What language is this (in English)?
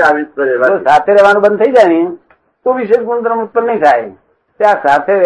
Gujarati